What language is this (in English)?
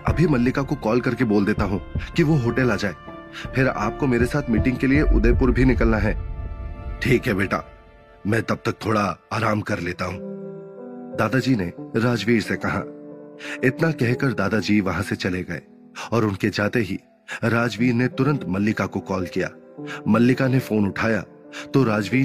Hindi